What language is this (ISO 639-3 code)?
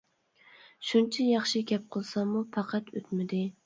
uig